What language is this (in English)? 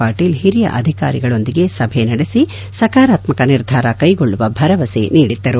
Kannada